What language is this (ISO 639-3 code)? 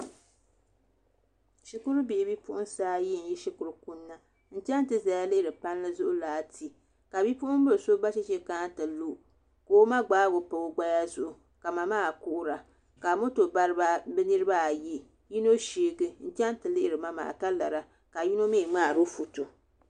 dag